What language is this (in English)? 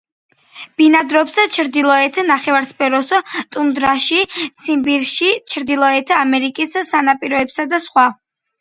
Georgian